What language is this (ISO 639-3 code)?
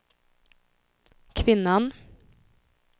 swe